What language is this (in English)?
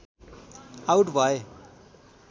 Nepali